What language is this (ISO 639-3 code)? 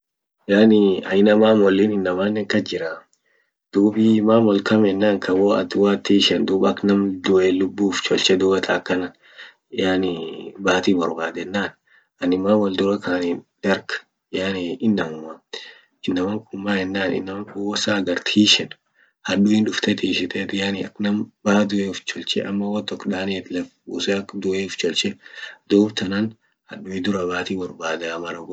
orc